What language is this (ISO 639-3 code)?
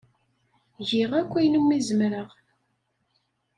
kab